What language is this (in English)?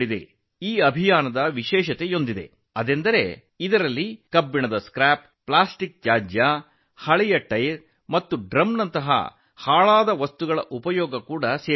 Kannada